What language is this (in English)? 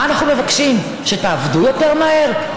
Hebrew